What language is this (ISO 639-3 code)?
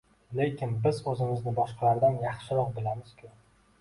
uzb